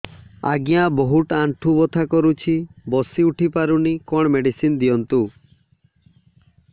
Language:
Odia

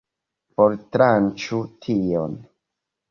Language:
Esperanto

